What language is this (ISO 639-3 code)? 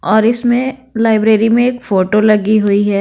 hin